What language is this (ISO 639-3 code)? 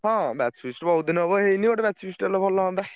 ori